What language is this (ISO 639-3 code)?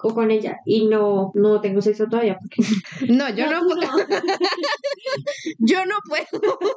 spa